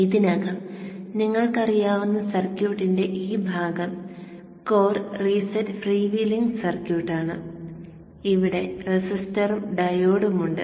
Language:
Malayalam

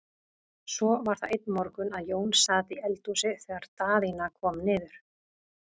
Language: Icelandic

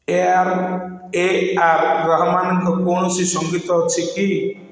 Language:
Odia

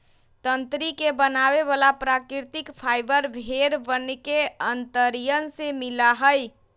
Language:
Magahi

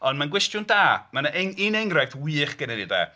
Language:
Welsh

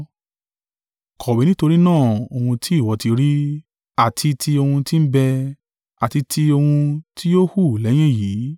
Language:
Yoruba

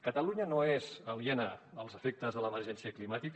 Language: Catalan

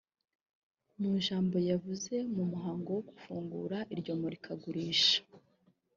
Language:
Kinyarwanda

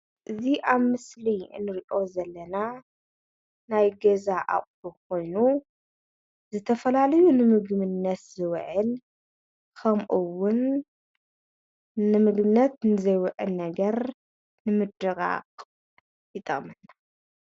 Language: Tigrinya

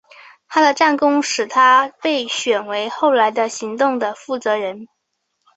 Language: Chinese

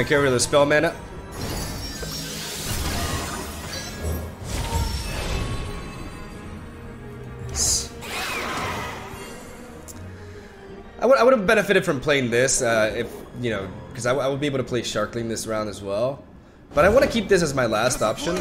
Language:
English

